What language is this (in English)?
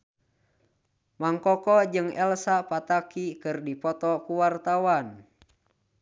Sundanese